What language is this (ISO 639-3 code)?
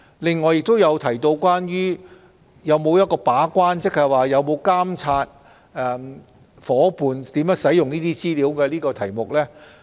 yue